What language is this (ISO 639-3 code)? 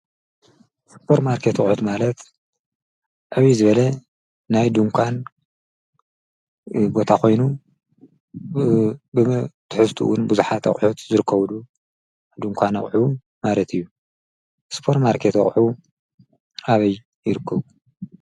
tir